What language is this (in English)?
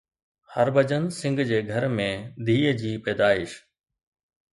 Sindhi